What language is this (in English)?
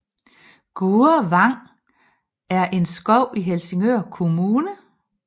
Danish